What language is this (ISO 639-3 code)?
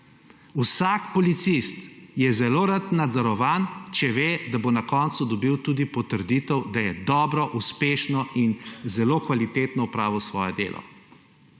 slv